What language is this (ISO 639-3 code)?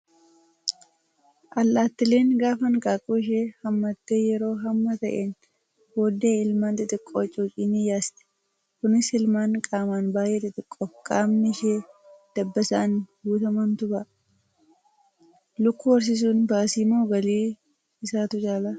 orm